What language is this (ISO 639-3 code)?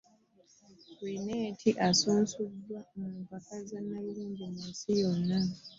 lug